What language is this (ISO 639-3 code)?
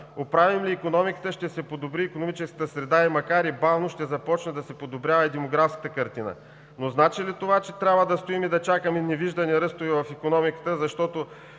bul